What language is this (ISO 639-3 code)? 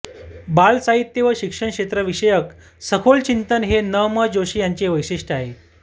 mar